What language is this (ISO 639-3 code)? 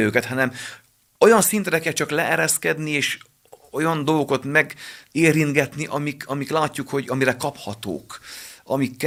hun